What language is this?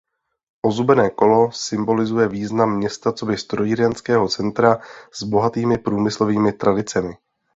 Czech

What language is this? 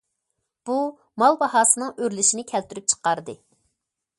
Uyghur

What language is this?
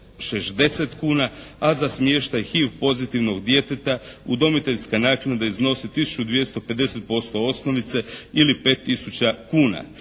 Croatian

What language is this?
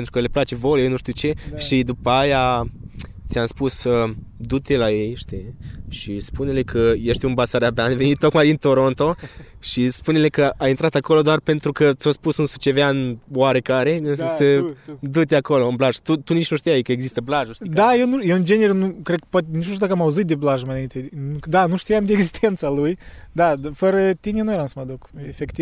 Romanian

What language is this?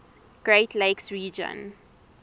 English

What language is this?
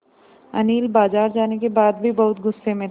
Hindi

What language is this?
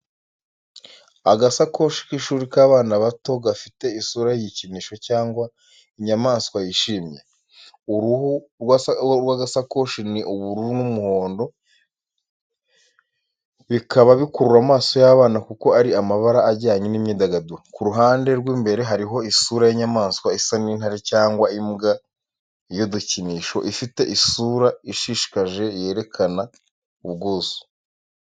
Kinyarwanda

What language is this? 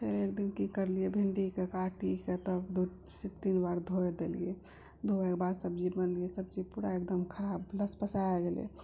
Maithili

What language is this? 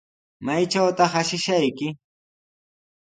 Sihuas Ancash Quechua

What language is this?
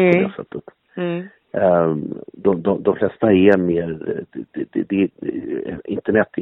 Swedish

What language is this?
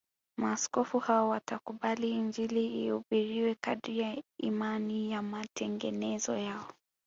Swahili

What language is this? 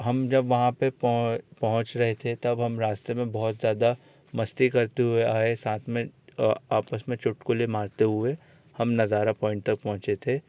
Hindi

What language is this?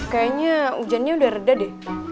Indonesian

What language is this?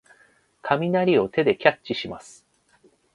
Japanese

